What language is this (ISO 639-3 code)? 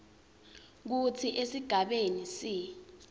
ssw